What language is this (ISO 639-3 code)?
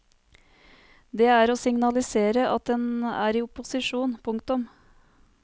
nor